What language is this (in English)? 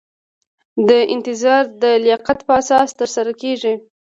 Pashto